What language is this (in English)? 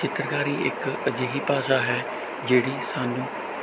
Punjabi